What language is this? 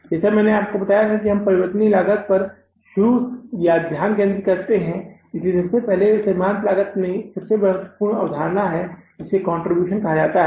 Hindi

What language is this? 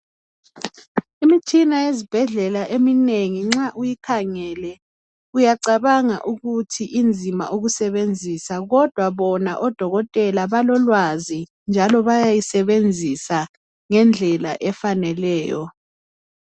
North Ndebele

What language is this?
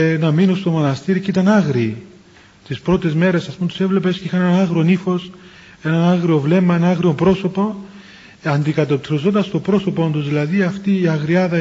Greek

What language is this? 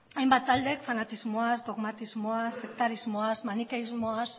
Basque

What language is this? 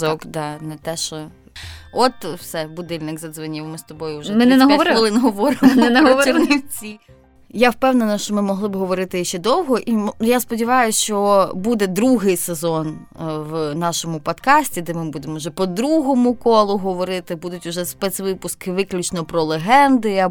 Ukrainian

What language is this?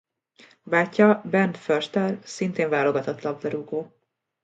Hungarian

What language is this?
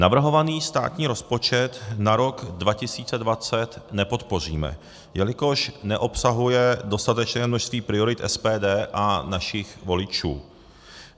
Czech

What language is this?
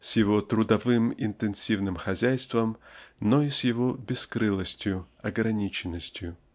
Russian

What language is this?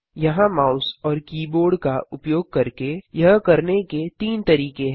Hindi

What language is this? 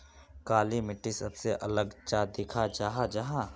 Magahi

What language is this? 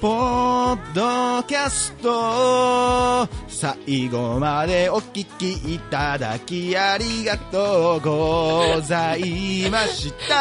Japanese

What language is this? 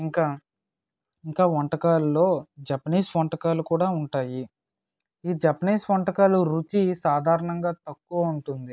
Telugu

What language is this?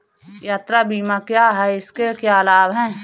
Hindi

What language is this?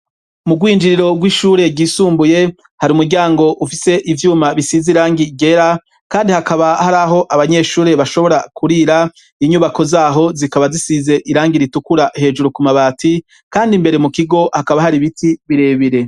Rundi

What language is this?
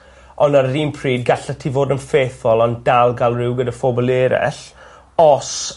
Welsh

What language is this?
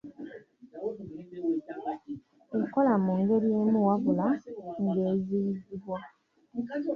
Ganda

